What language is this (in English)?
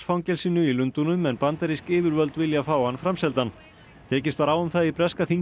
Icelandic